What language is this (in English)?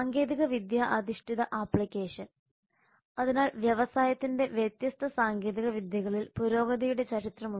Malayalam